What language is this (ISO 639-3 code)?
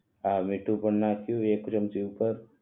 guj